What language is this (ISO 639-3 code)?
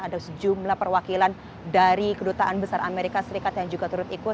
ind